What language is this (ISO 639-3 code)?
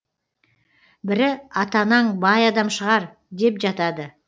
kaz